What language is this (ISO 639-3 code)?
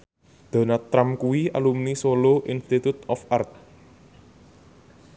jav